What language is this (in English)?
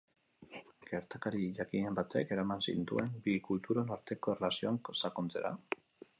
Basque